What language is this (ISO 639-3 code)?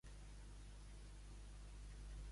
cat